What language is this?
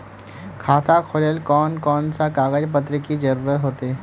Magahi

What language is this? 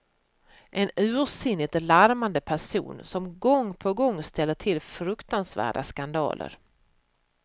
Swedish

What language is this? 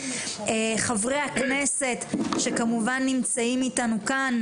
Hebrew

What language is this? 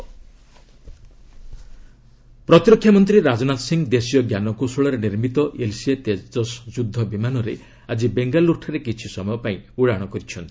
Odia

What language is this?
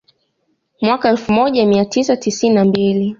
Swahili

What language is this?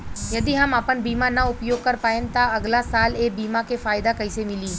Bhojpuri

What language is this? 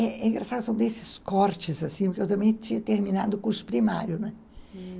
Portuguese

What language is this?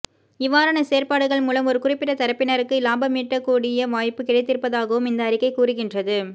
Tamil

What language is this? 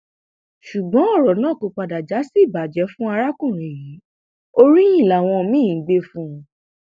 Yoruba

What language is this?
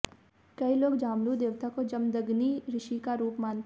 Hindi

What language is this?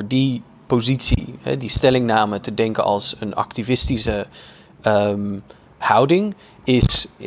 Dutch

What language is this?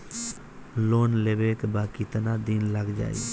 Bhojpuri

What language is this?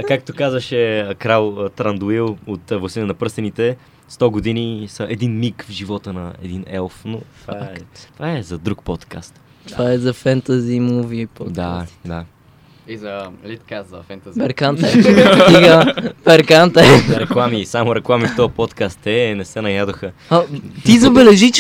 Bulgarian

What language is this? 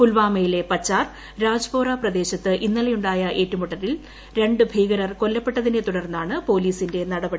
Malayalam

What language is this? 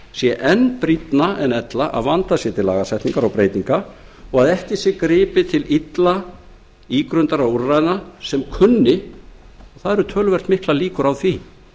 Icelandic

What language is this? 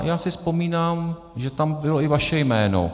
Czech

